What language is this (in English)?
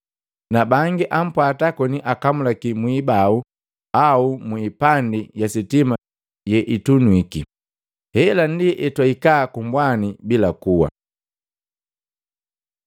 Matengo